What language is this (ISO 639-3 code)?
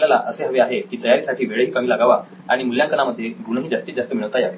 mar